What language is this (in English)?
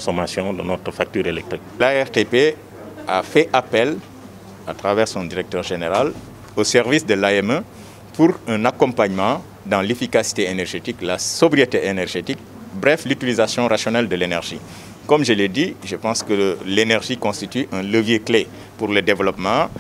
French